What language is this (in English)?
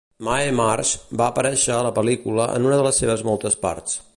Catalan